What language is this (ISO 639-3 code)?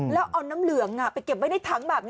tha